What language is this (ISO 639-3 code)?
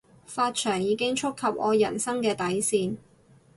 yue